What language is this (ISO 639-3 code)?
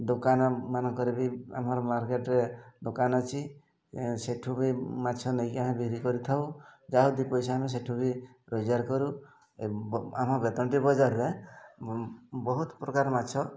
ori